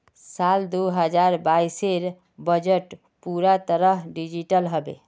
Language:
Magahi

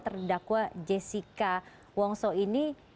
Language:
Indonesian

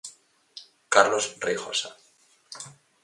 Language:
Galician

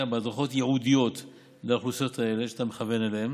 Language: Hebrew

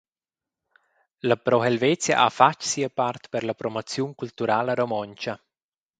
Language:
Romansh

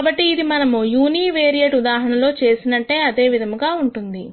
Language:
Telugu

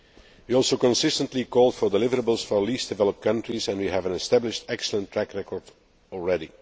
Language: English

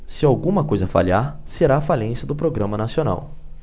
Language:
Portuguese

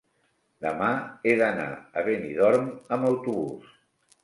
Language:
Catalan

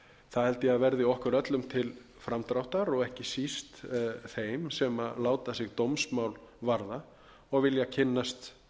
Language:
Icelandic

